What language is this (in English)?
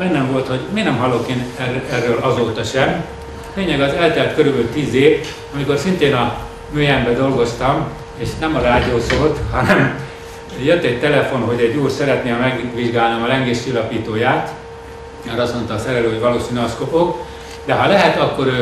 Hungarian